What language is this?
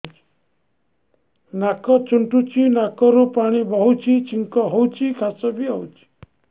Odia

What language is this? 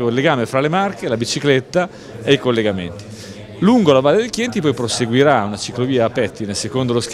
Italian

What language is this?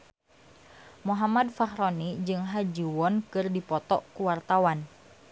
Sundanese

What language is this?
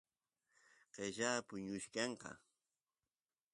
Santiago del Estero Quichua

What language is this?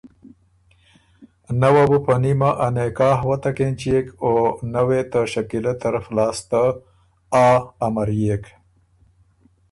Ormuri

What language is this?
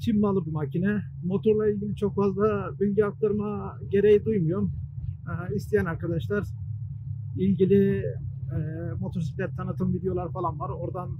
Turkish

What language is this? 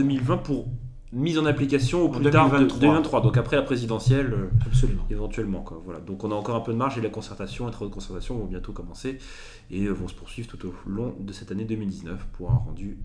French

